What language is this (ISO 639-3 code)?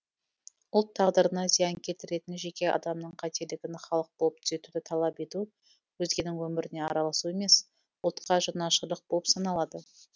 kaz